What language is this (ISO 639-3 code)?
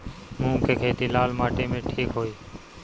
bho